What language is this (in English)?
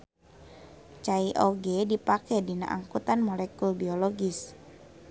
Sundanese